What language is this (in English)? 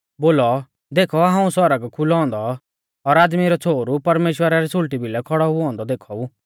Mahasu Pahari